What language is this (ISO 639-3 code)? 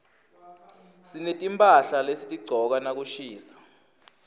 ssw